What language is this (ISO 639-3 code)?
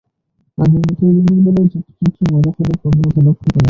ben